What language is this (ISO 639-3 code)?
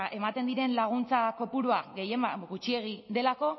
eus